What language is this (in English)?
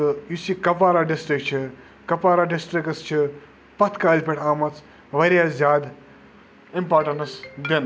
Kashmiri